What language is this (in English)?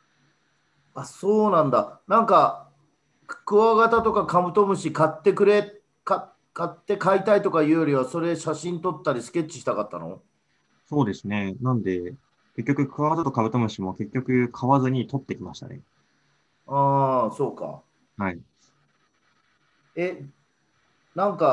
Japanese